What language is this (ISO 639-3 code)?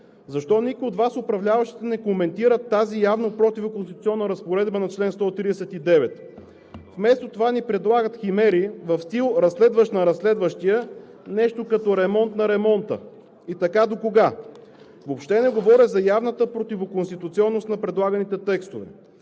bul